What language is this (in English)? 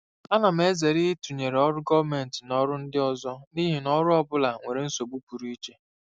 Igbo